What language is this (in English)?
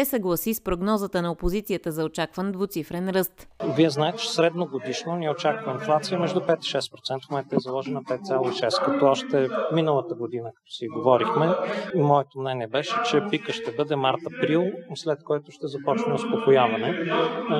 Bulgarian